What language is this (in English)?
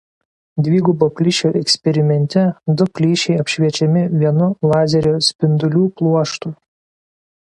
Lithuanian